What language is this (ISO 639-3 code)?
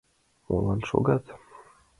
chm